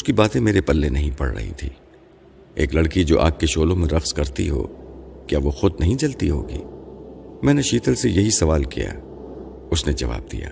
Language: Urdu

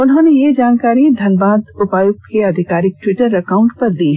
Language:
Hindi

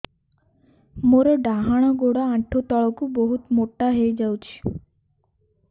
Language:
Odia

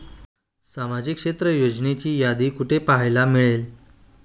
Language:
Marathi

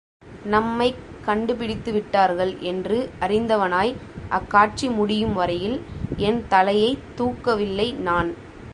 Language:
Tamil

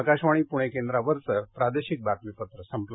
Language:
Marathi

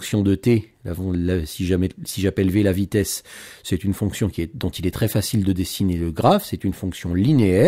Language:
French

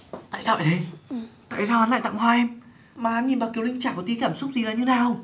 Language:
Vietnamese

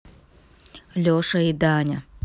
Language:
Russian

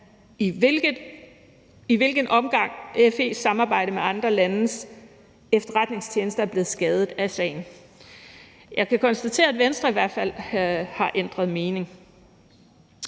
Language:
Danish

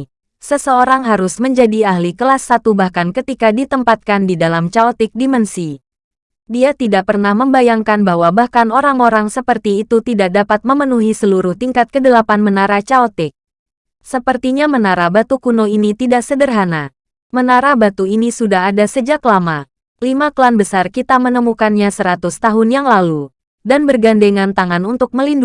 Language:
Indonesian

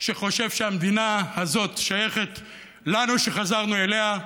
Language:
Hebrew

